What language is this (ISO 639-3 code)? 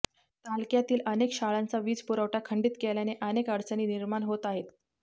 mar